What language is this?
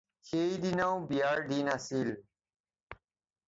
Assamese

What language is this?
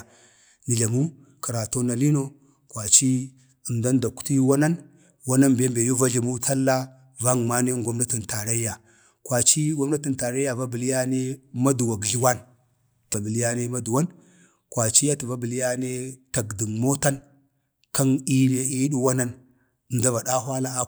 Bade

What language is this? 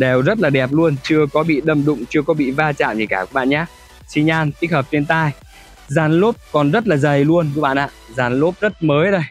Vietnamese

